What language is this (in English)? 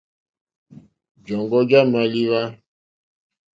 Mokpwe